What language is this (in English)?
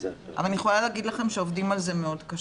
Hebrew